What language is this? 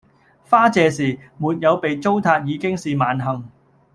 Cantonese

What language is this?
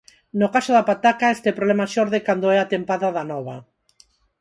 Galician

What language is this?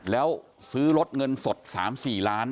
Thai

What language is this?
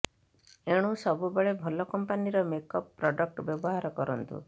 Odia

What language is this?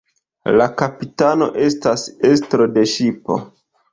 Esperanto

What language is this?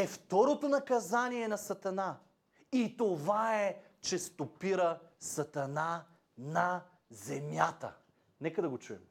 Bulgarian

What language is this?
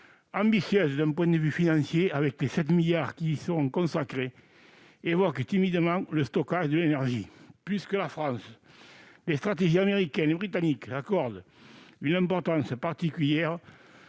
French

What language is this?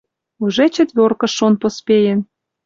Western Mari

